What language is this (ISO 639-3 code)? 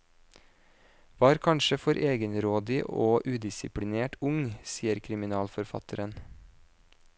nor